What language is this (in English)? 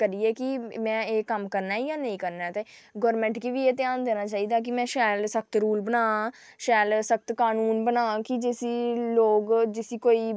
Dogri